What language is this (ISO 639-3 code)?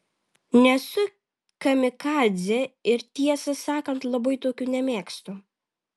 lit